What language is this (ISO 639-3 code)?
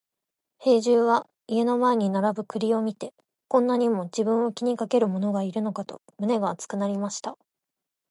jpn